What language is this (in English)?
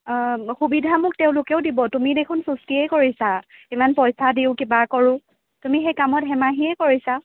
Assamese